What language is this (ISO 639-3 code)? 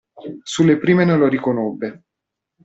ita